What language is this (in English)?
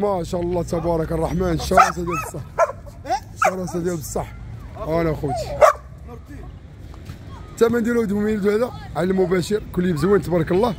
Arabic